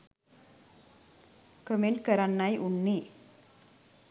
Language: Sinhala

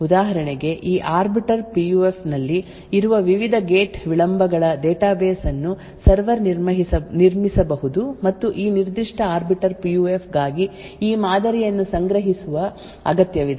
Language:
Kannada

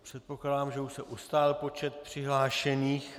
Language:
Czech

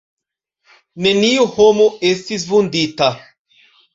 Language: Esperanto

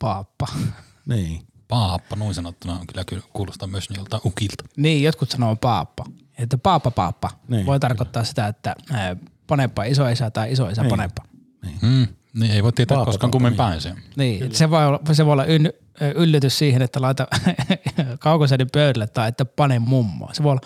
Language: Finnish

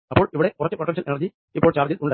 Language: Malayalam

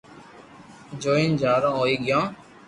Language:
Loarki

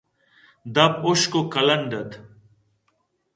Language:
Eastern Balochi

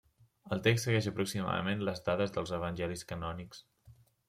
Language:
Catalan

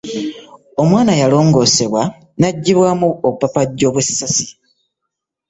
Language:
Ganda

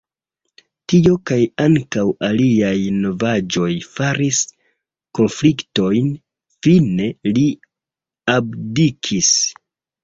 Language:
Esperanto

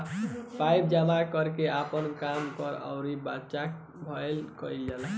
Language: Bhojpuri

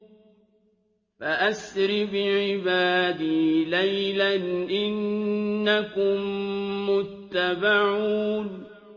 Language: Arabic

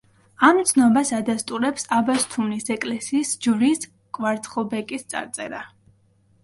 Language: Georgian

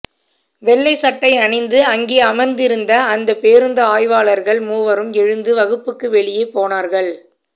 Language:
Tamil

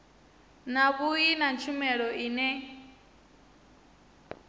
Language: Venda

